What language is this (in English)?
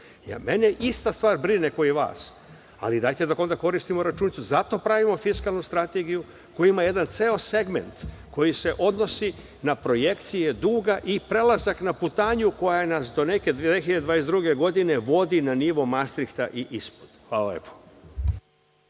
Serbian